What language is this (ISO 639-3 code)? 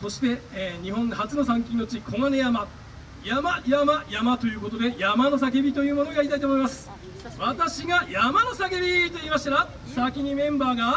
jpn